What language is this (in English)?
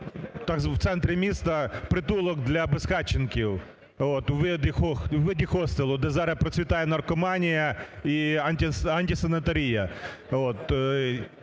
Ukrainian